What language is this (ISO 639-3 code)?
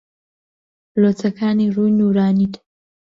ckb